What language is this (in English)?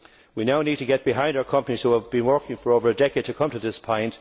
English